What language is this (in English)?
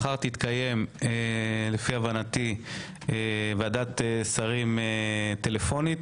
Hebrew